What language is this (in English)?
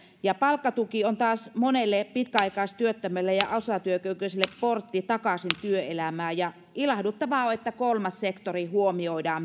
Finnish